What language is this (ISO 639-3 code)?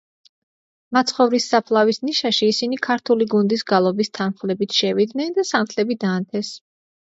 kat